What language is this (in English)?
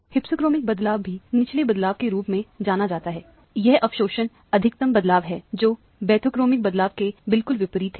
Hindi